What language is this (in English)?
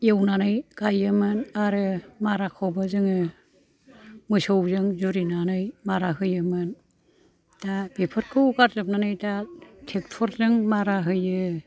Bodo